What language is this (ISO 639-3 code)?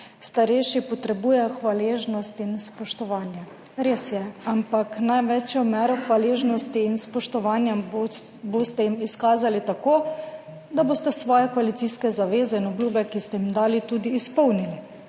slv